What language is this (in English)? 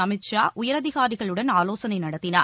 Tamil